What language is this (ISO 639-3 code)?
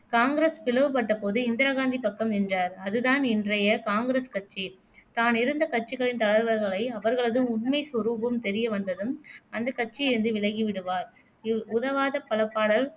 tam